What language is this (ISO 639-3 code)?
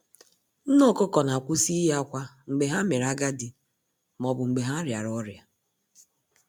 ibo